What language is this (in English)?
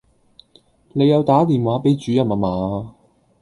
Cantonese